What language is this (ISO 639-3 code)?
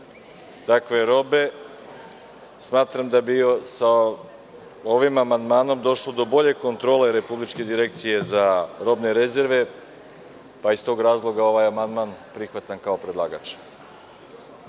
srp